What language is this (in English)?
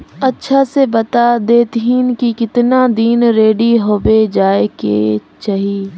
Magahi